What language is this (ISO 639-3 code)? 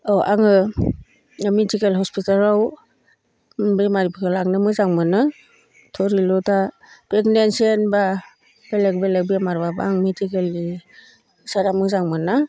brx